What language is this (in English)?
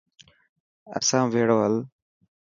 Dhatki